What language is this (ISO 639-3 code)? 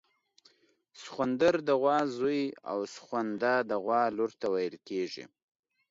pus